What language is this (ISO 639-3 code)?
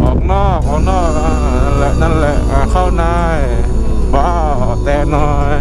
tha